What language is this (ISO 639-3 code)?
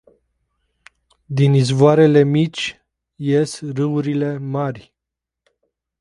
ron